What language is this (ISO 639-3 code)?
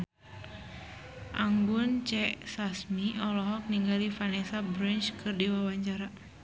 sun